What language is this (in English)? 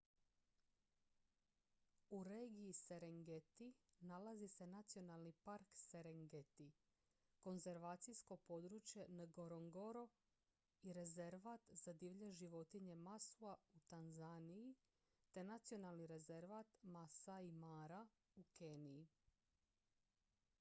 Croatian